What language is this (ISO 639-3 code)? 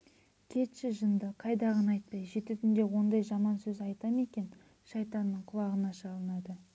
kaz